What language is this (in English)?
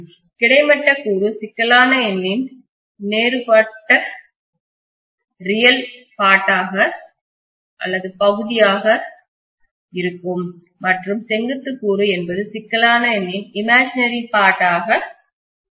Tamil